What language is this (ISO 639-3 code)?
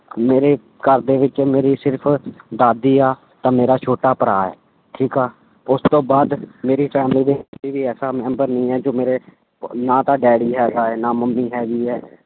pan